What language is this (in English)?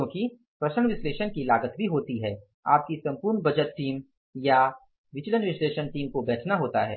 Hindi